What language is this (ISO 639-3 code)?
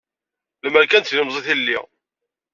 kab